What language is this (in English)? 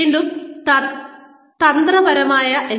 Malayalam